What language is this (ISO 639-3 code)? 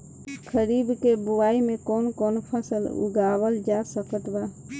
bho